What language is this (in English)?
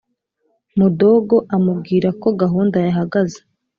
Kinyarwanda